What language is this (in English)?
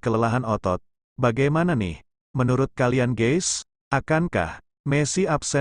Indonesian